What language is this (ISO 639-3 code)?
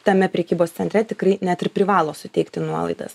lit